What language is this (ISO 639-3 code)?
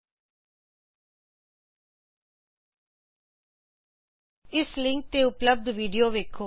pan